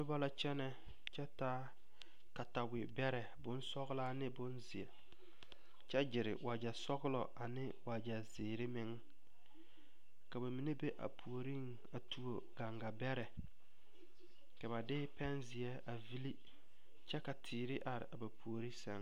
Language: Southern Dagaare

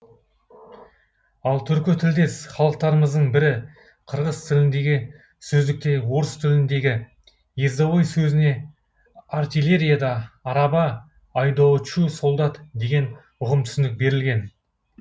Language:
Kazakh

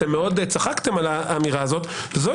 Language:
Hebrew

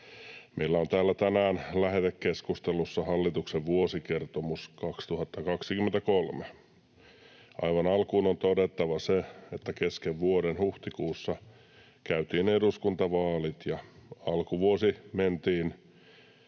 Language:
Finnish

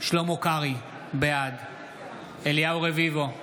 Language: Hebrew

